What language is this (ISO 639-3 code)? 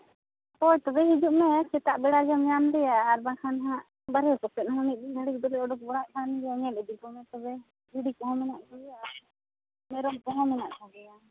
sat